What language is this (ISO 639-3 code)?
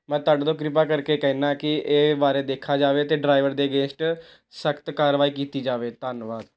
pan